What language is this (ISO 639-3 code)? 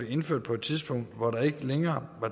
dan